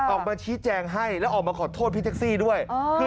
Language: Thai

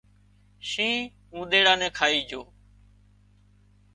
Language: Wadiyara Koli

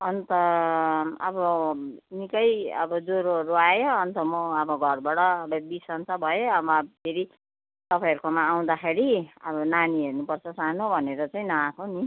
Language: Nepali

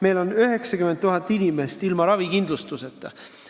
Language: Estonian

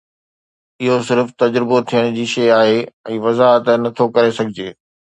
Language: Sindhi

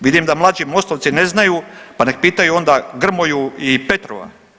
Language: Croatian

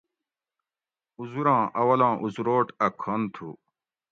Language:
Gawri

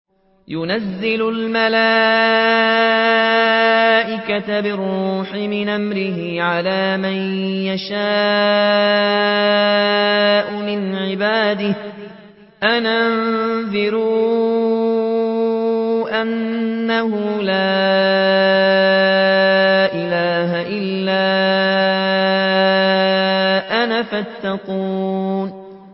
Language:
Arabic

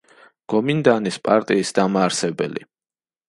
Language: Georgian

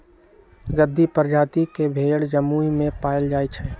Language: Magahi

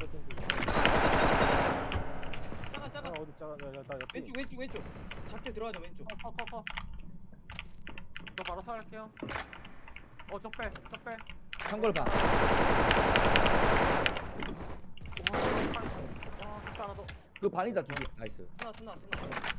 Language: Korean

